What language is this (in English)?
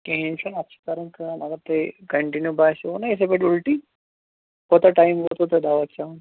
Kashmiri